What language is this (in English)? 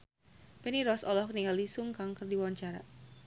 Sundanese